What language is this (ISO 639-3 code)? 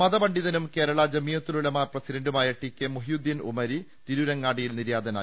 mal